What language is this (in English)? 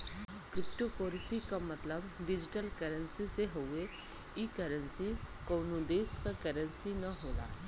Bhojpuri